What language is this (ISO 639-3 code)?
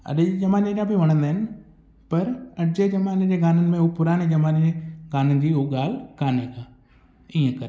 snd